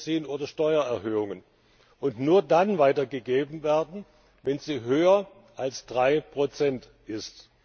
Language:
German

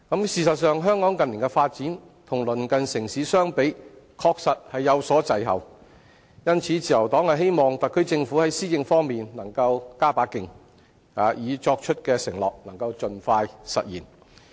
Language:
Cantonese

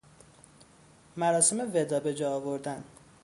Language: Persian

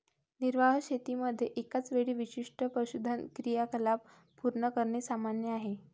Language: Marathi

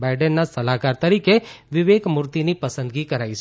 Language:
Gujarati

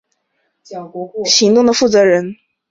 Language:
Chinese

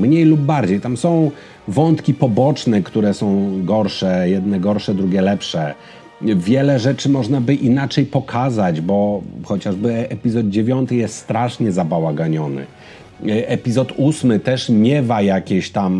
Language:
Polish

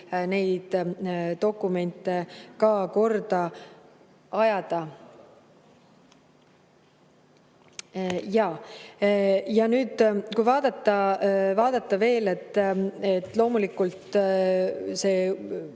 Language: Estonian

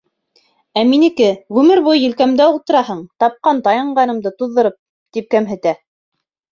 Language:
Bashkir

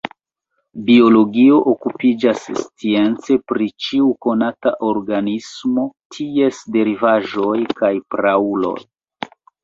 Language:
Esperanto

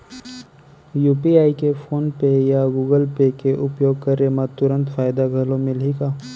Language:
Chhattisgarhi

